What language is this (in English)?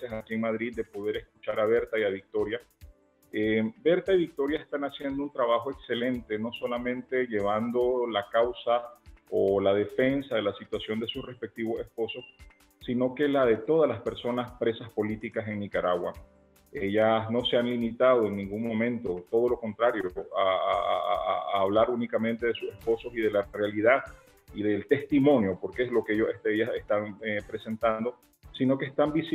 Spanish